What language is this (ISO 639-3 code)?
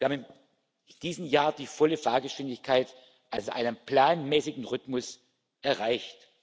deu